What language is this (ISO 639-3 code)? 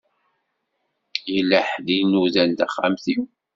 kab